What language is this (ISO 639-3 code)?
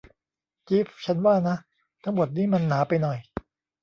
tha